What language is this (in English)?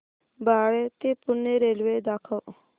Marathi